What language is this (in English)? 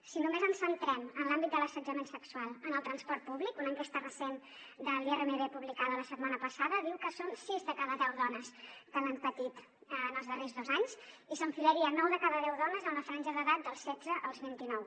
Catalan